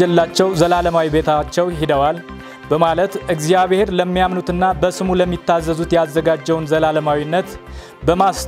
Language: Arabic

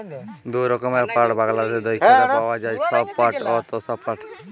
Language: Bangla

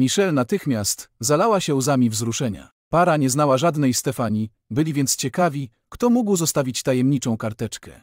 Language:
Polish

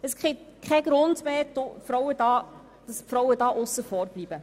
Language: Swiss German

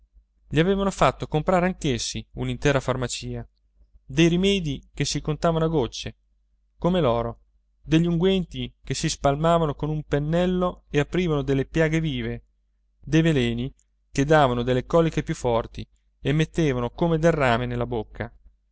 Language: Italian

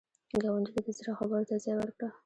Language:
Pashto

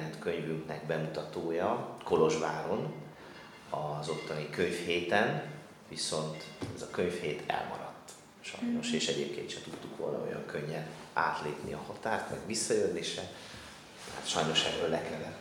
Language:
Hungarian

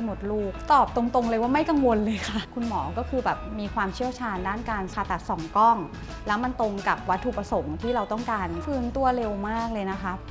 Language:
Thai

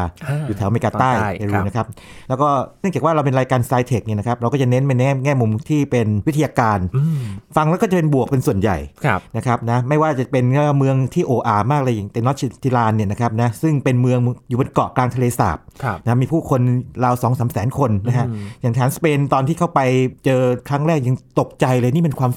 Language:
Thai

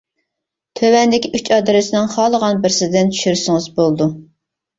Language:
Uyghur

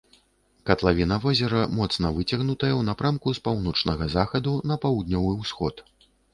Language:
Belarusian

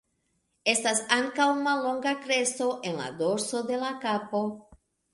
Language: Esperanto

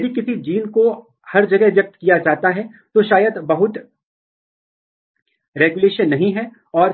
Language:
Hindi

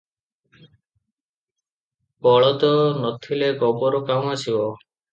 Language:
Odia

